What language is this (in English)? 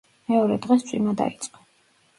Georgian